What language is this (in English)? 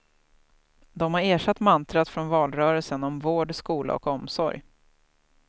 Swedish